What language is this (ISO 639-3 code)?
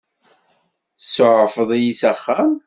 kab